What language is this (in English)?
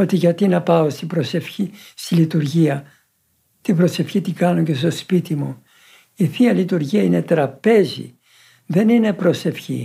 Greek